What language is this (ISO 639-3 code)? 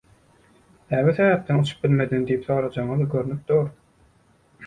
tuk